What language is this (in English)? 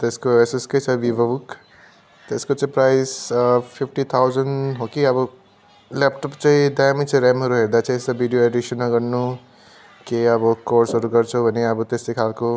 Nepali